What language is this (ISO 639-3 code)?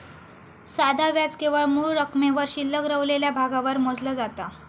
mar